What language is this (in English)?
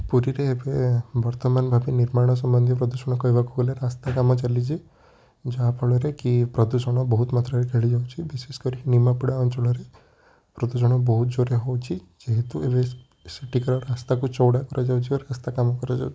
Odia